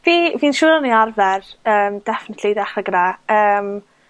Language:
Welsh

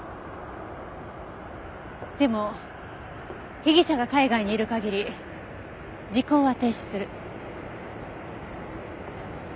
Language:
Japanese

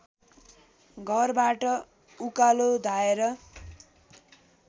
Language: Nepali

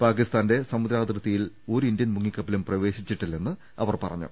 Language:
Malayalam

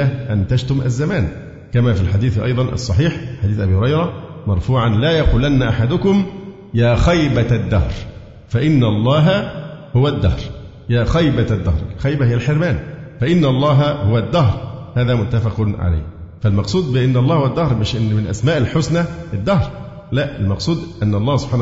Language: Arabic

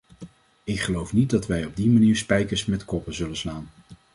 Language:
Dutch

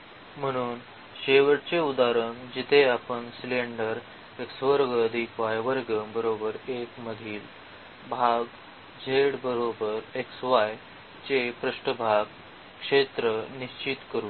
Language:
Marathi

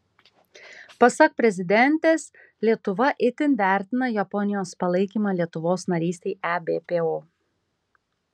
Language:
Lithuanian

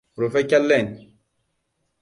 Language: Hausa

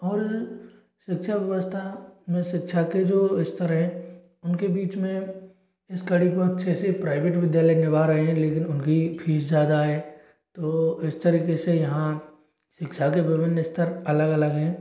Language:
Hindi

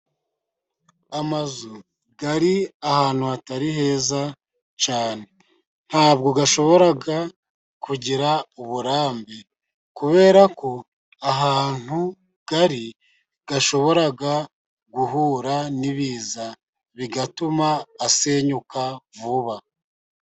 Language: Kinyarwanda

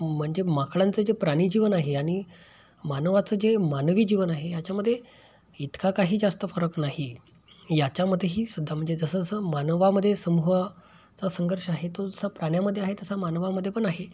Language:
Marathi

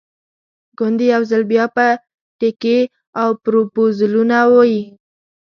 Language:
Pashto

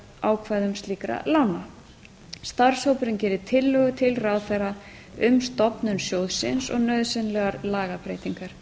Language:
Icelandic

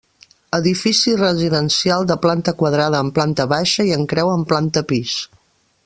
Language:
Catalan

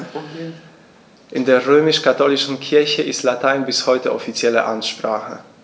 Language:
German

